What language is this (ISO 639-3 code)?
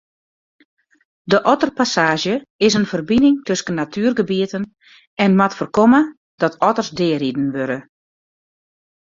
fry